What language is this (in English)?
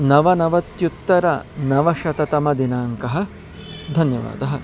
Sanskrit